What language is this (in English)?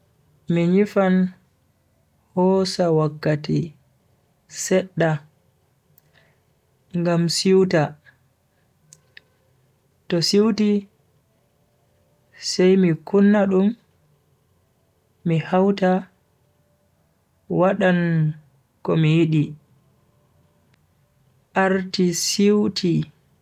Bagirmi Fulfulde